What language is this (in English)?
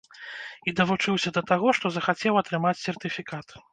Belarusian